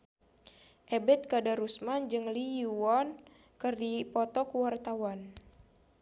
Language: Sundanese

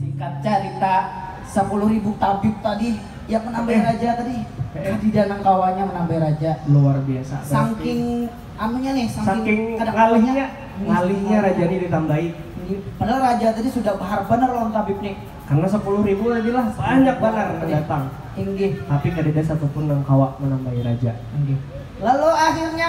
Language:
Indonesian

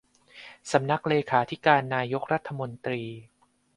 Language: Thai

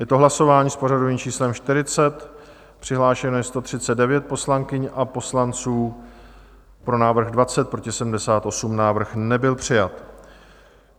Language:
Czech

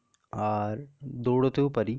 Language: Bangla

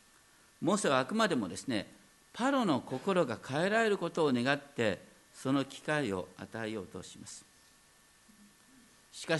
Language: Japanese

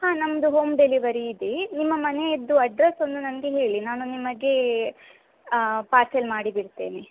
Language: Kannada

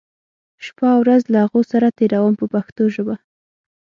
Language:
Pashto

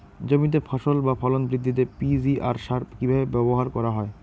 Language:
Bangla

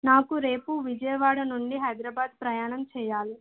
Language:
Telugu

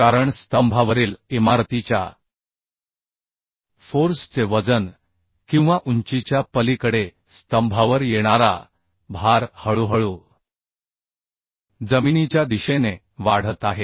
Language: Marathi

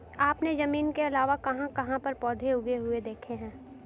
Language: Hindi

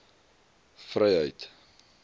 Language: Afrikaans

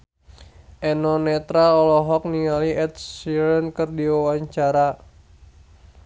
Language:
Sundanese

